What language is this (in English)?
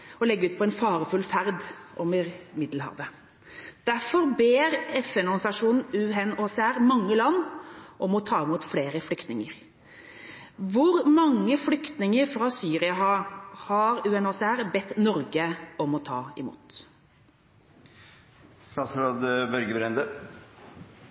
Norwegian Bokmål